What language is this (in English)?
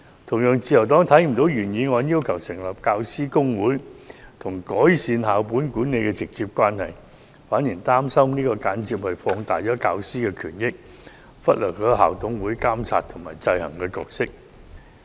Cantonese